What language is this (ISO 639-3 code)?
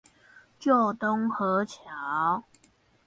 zho